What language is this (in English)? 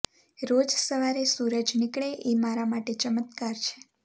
Gujarati